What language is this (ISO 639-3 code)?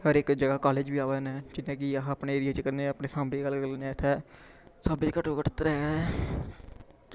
doi